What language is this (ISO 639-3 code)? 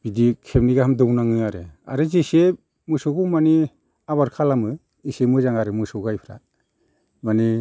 brx